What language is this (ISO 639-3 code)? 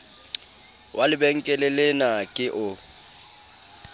sot